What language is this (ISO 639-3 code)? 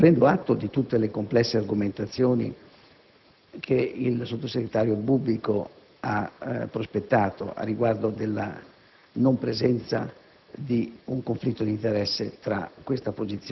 ita